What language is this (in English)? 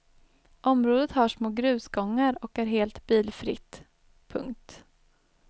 Swedish